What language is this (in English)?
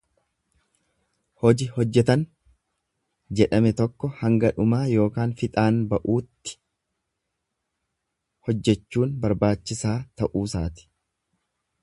Oromo